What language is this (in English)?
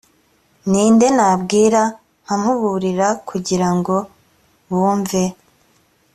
Kinyarwanda